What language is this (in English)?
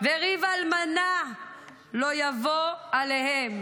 Hebrew